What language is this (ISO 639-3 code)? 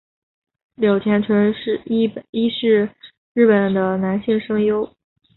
zho